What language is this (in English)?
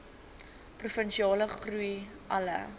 Afrikaans